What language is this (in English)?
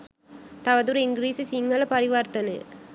Sinhala